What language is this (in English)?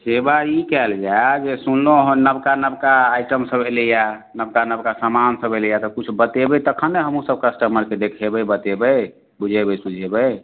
Maithili